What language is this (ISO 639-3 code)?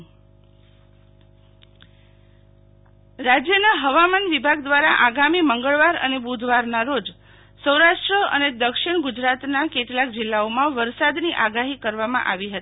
guj